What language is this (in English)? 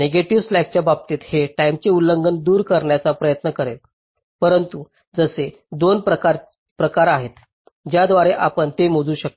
Marathi